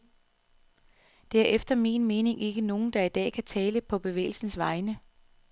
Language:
Danish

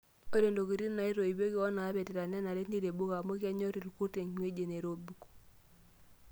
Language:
Masai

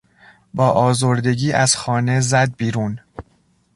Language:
Persian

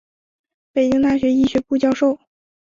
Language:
Chinese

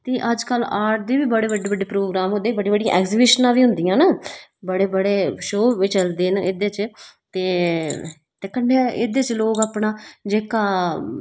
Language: Dogri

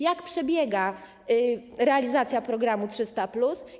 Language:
Polish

